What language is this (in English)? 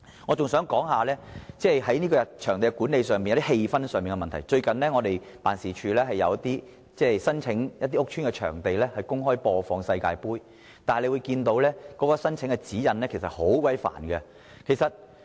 Cantonese